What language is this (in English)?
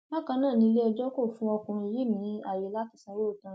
Yoruba